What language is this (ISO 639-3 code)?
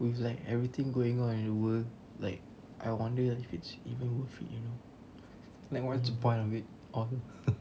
eng